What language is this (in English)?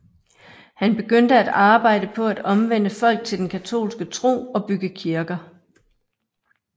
Danish